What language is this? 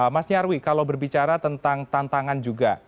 Indonesian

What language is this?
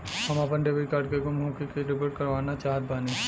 Bhojpuri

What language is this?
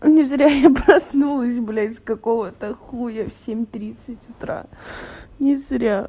Russian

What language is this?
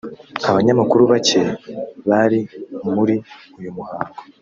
Kinyarwanda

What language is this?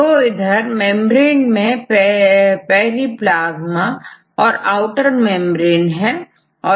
Hindi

